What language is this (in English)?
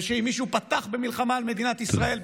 Hebrew